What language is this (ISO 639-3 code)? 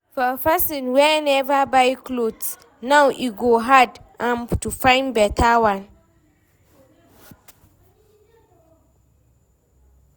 pcm